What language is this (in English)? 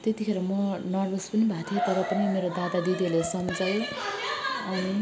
Nepali